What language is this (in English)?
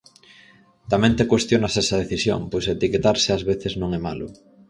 Galician